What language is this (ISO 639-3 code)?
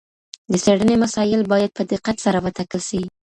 pus